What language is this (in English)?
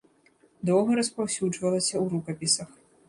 Belarusian